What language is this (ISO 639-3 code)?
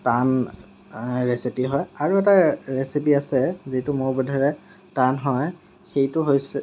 asm